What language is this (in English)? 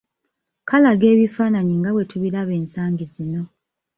Ganda